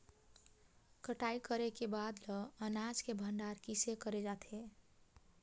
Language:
Chhattisgarhi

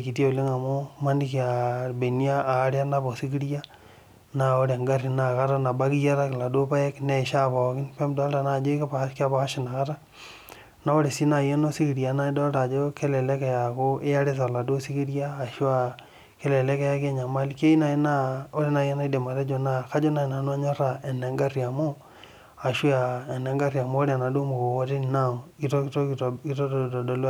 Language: Masai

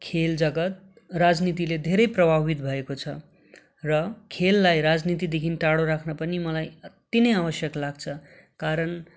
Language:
Nepali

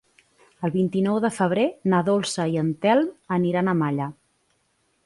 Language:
Catalan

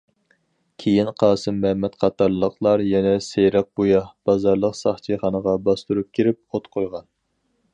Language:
Uyghur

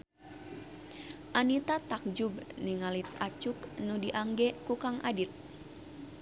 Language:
Sundanese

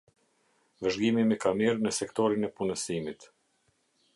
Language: Albanian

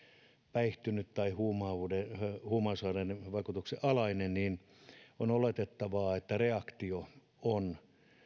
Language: Finnish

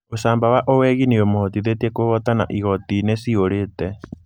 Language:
Kikuyu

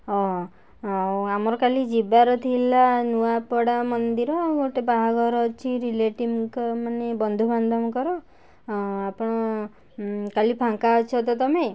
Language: Odia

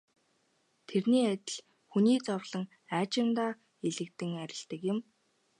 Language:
Mongolian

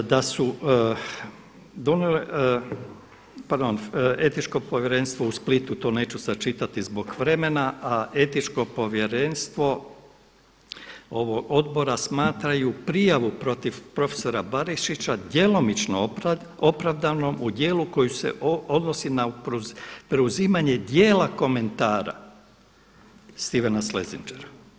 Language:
Croatian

